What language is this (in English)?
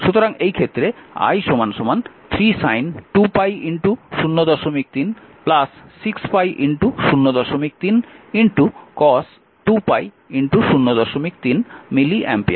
Bangla